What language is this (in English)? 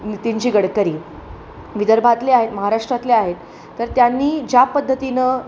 Marathi